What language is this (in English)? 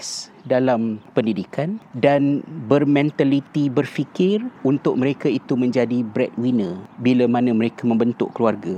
Malay